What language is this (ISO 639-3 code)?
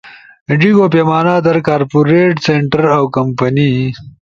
ush